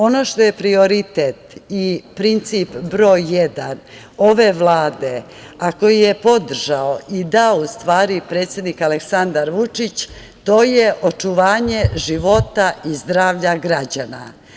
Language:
Serbian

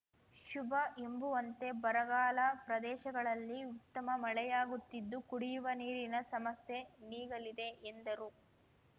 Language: Kannada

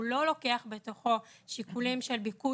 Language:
Hebrew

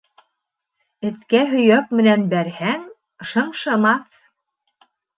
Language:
Bashkir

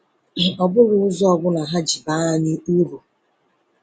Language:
Igbo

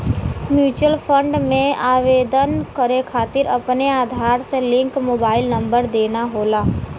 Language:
Bhojpuri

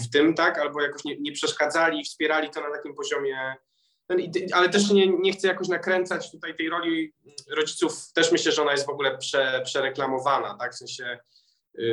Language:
Polish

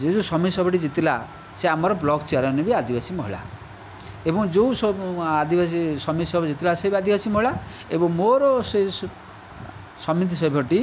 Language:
Odia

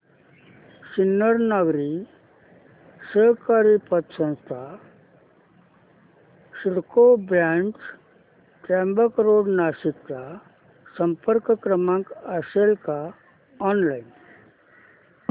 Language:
Marathi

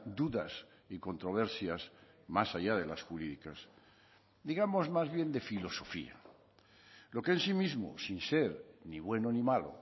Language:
Spanish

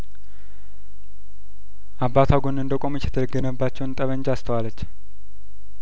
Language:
Amharic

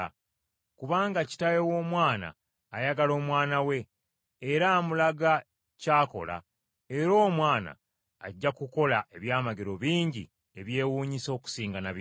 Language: Ganda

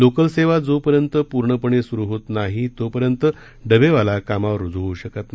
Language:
Marathi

